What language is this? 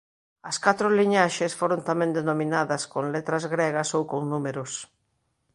Galician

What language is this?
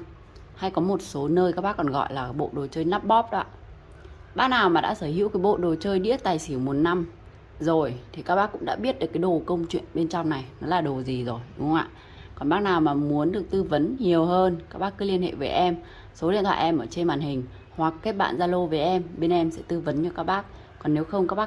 Vietnamese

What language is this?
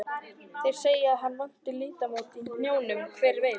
Icelandic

